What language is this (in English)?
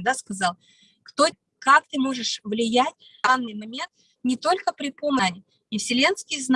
Russian